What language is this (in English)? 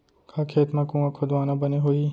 Chhattisgarhi